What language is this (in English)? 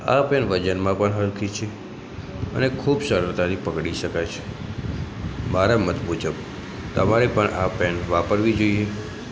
Gujarati